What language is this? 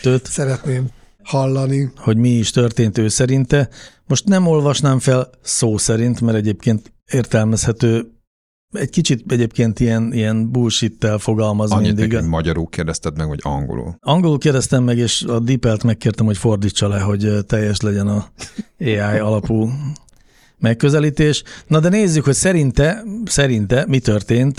Hungarian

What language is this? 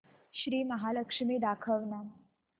Marathi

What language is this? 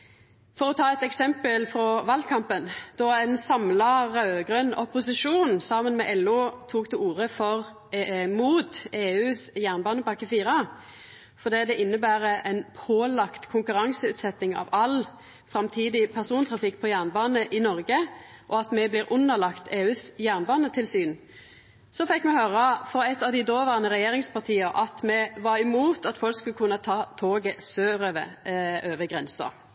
Norwegian Nynorsk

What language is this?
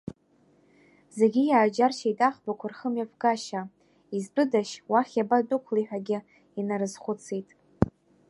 Abkhazian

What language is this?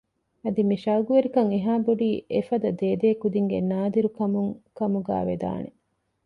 Divehi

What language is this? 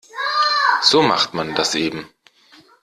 German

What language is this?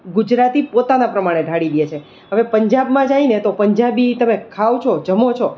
Gujarati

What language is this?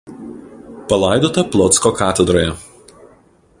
Lithuanian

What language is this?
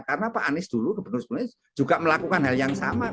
Indonesian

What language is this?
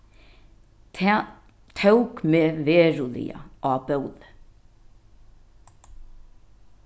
Faroese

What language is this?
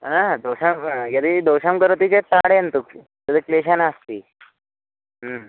Sanskrit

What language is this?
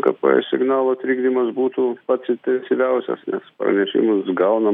Lithuanian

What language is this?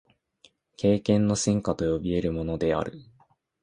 Japanese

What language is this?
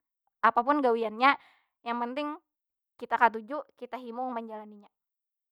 Banjar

